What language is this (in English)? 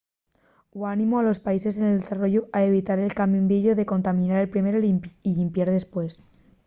Asturian